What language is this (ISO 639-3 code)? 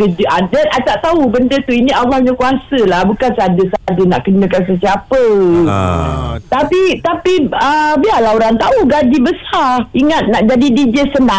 msa